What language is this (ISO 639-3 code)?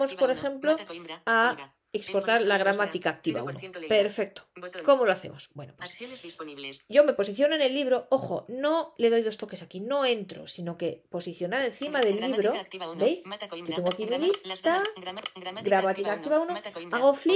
spa